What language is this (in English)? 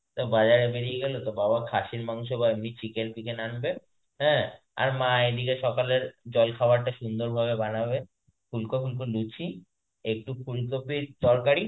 Bangla